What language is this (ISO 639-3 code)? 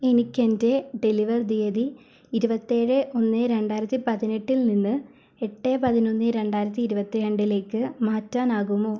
mal